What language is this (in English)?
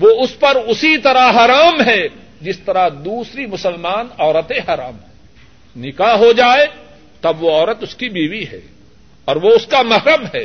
Urdu